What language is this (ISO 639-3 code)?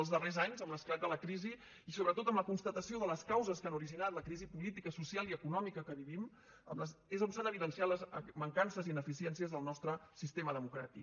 cat